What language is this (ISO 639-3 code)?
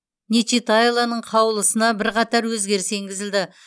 kaz